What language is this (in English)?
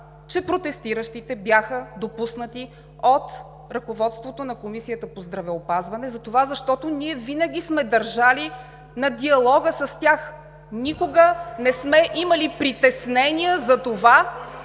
Bulgarian